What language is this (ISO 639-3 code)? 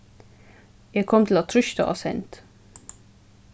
fao